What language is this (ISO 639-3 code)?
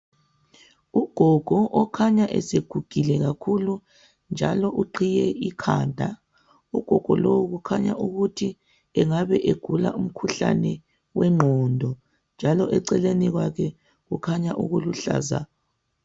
nde